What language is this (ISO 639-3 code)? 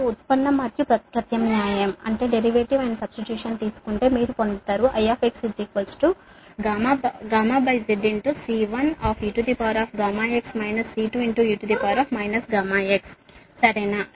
tel